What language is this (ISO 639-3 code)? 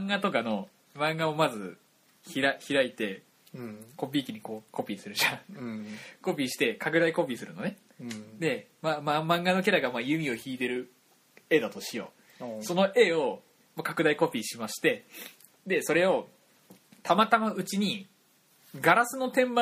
jpn